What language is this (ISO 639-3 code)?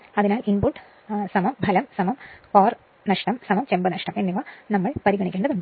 mal